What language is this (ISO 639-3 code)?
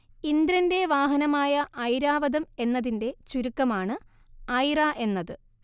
mal